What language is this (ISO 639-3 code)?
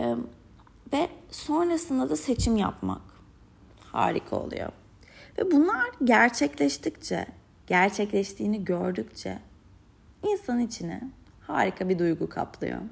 tur